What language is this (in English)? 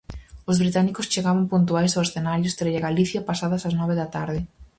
Galician